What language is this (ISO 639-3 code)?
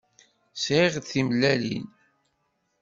kab